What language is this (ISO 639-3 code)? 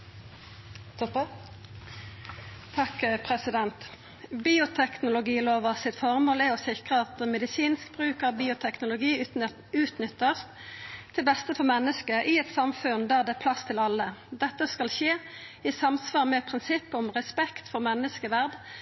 nno